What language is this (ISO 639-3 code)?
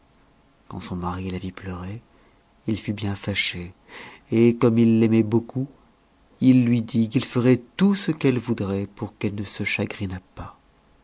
fra